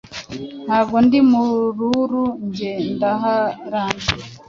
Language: Kinyarwanda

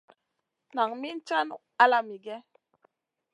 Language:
Masana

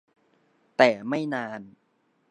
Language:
Thai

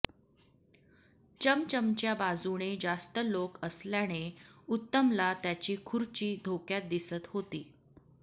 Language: Marathi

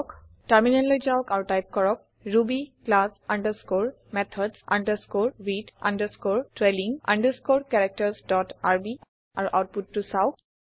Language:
Assamese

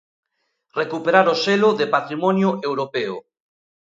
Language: Galician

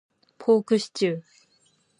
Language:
Japanese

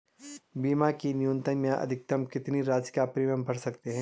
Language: Hindi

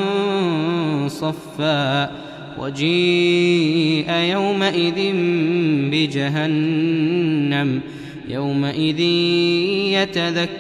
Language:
Arabic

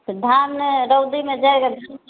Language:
Maithili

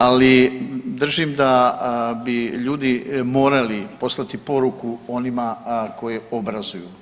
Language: Croatian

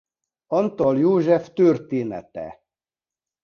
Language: Hungarian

